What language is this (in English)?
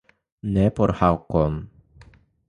Esperanto